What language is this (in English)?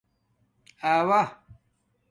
Domaaki